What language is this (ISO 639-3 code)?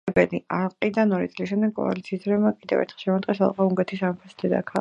kat